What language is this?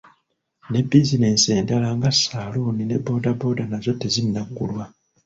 Ganda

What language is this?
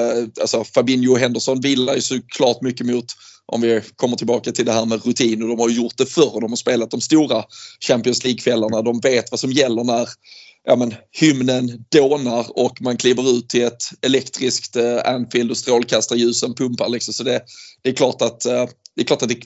Swedish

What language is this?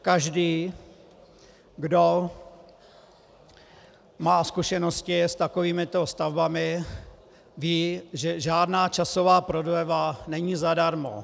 Czech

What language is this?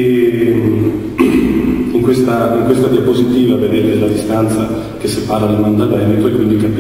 Italian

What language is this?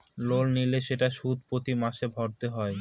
Bangla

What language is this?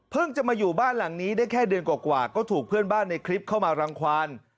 Thai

